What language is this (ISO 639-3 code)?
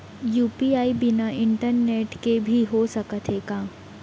hne